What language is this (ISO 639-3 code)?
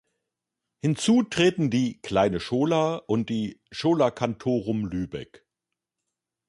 deu